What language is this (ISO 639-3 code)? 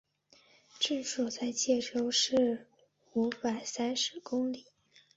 zho